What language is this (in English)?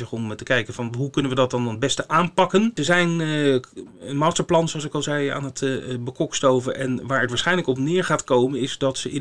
Dutch